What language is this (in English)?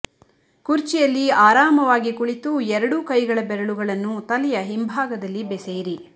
Kannada